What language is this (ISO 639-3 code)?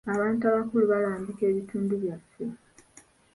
lug